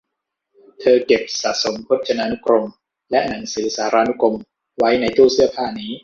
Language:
Thai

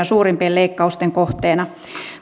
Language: Finnish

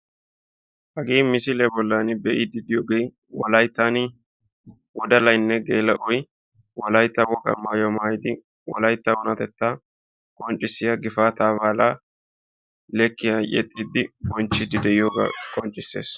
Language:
Wolaytta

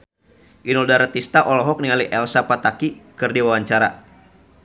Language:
Sundanese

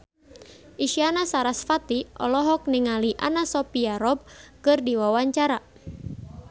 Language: Sundanese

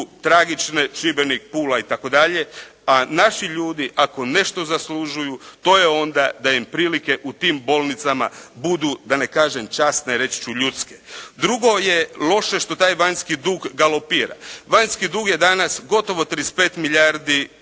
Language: Croatian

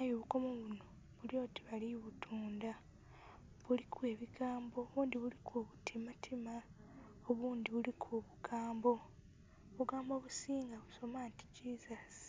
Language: Soga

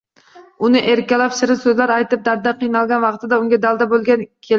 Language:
Uzbek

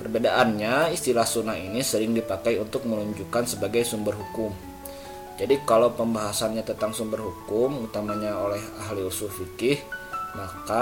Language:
Indonesian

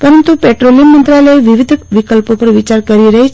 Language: Gujarati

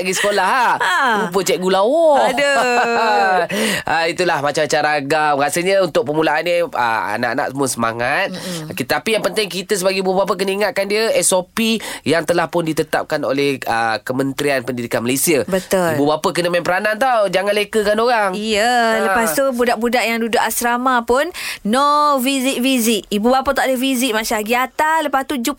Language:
Malay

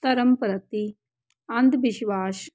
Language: Punjabi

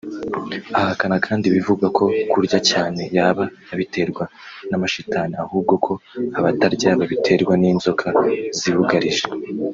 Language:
Kinyarwanda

